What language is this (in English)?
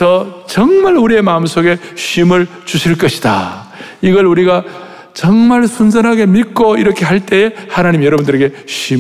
Korean